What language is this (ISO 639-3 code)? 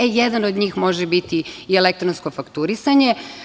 srp